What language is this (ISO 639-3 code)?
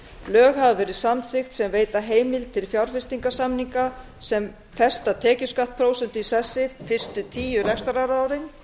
isl